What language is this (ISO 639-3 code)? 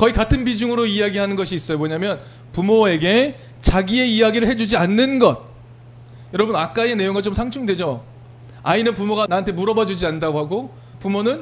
kor